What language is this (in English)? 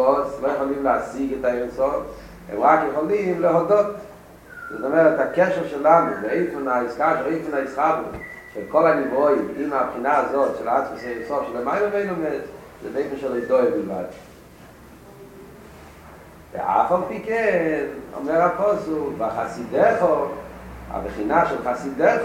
Hebrew